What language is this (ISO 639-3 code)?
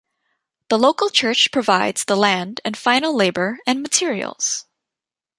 eng